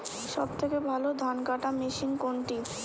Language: Bangla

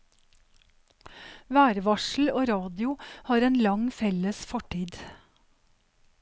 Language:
Norwegian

